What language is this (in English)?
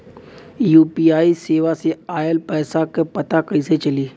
Bhojpuri